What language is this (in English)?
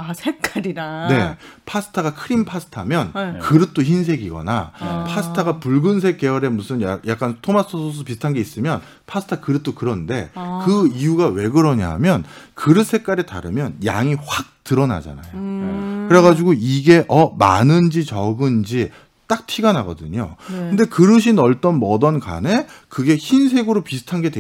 Korean